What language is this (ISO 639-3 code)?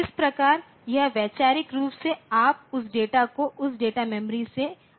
hin